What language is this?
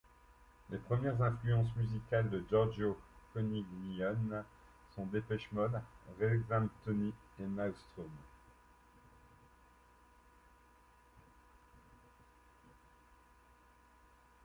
French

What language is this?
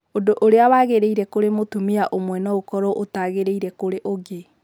Kikuyu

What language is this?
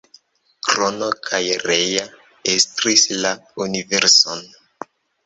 Esperanto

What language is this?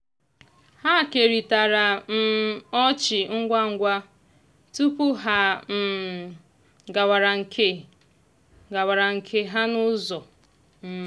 Igbo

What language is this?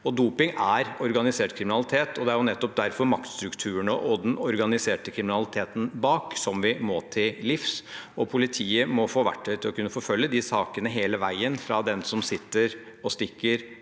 Norwegian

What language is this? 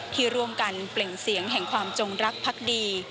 Thai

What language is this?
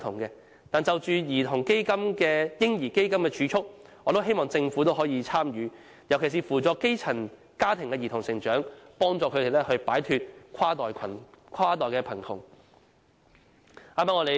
Cantonese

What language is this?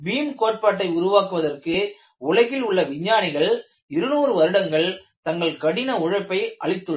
Tamil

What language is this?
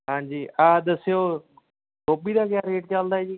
Punjabi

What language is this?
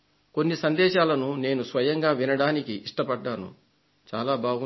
Telugu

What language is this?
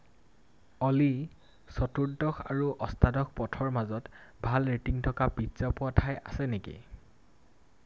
Assamese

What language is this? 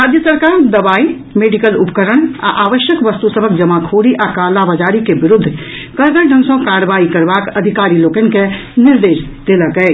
Maithili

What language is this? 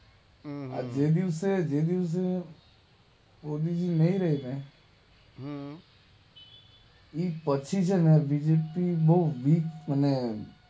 Gujarati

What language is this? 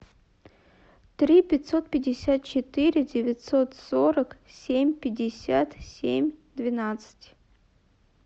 Russian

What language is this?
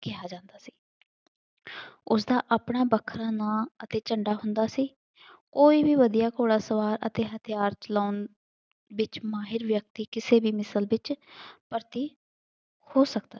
Punjabi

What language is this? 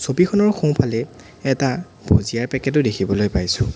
Assamese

